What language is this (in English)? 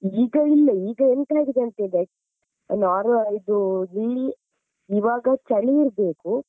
Kannada